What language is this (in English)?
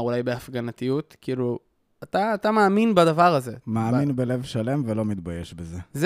Hebrew